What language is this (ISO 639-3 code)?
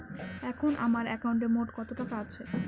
ben